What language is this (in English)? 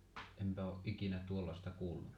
Finnish